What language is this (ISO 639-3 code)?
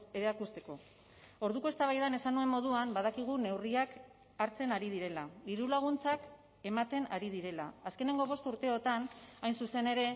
eus